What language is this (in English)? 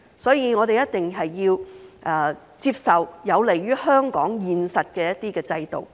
Cantonese